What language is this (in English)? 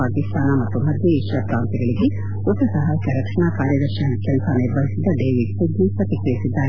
Kannada